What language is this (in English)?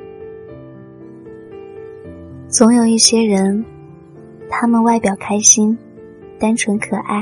Chinese